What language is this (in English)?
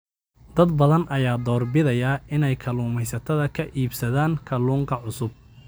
Somali